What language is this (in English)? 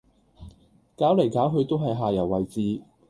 Cantonese